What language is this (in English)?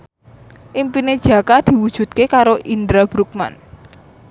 Javanese